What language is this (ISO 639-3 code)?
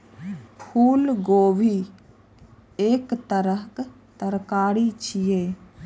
mai